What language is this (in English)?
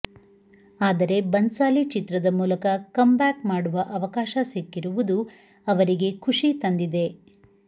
Kannada